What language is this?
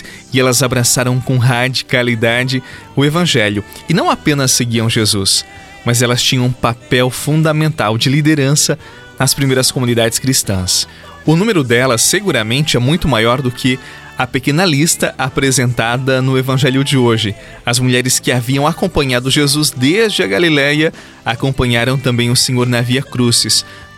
Portuguese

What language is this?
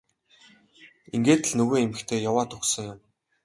Mongolian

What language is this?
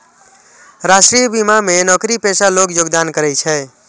Maithili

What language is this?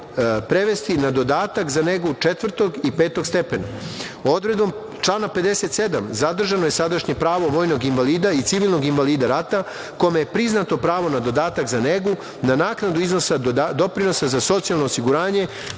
Serbian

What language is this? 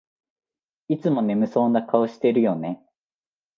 Japanese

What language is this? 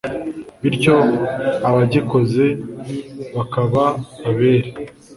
Kinyarwanda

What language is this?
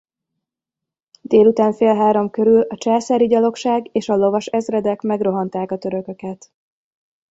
Hungarian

